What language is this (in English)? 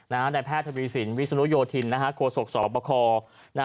Thai